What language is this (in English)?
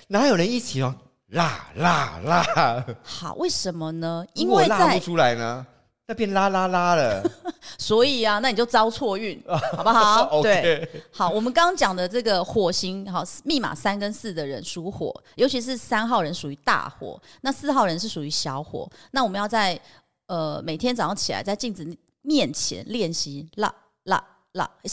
Chinese